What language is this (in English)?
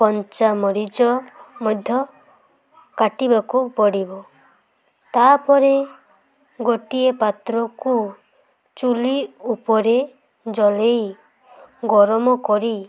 Odia